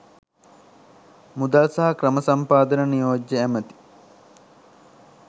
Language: Sinhala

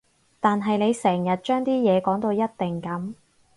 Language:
Cantonese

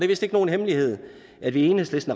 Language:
Danish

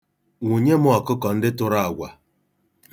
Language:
Igbo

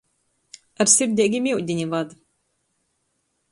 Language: Latgalian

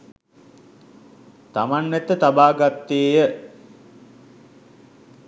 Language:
Sinhala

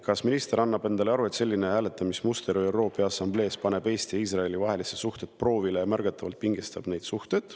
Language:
Estonian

